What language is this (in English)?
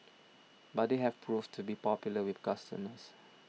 English